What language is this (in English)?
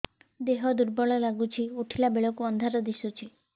Odia